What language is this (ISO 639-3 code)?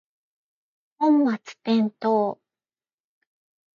jpn